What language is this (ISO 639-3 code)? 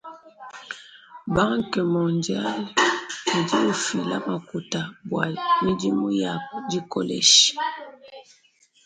lua